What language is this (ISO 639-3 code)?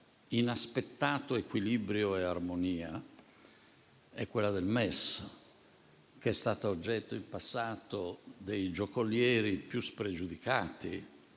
ita